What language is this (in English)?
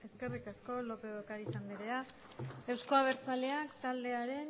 Basque